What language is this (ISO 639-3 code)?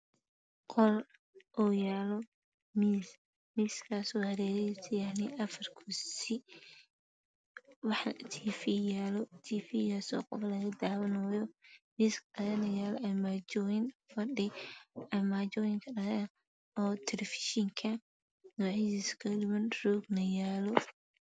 som